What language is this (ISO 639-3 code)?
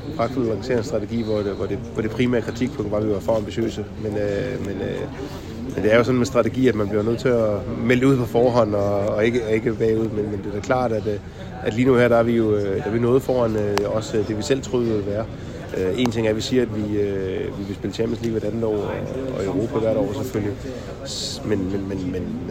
dan